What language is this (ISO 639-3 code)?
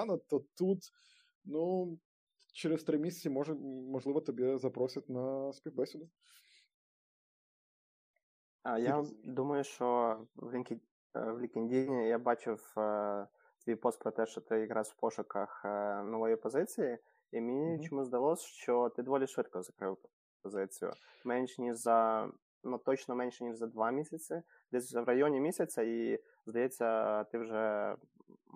ukr